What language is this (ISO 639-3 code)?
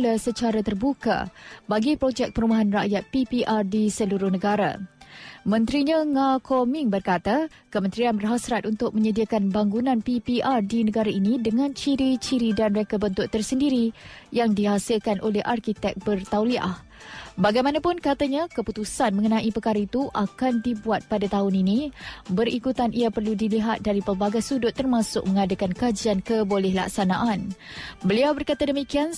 msa